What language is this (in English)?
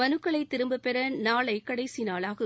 Tamil